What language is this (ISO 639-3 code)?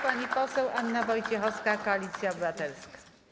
pol